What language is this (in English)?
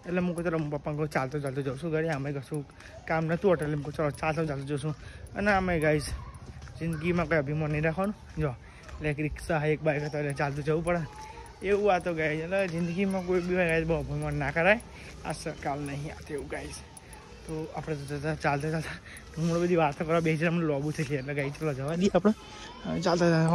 Gujarati